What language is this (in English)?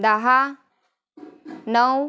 Marathi